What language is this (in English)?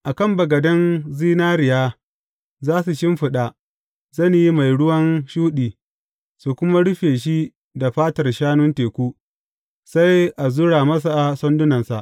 Hausa